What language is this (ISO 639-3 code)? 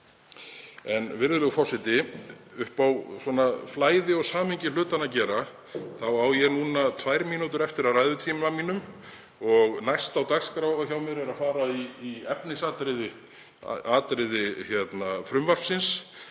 isl